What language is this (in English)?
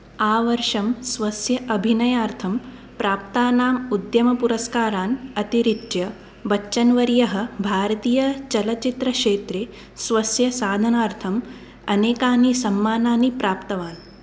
Sanskrit